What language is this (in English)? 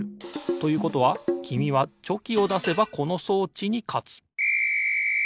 Japanese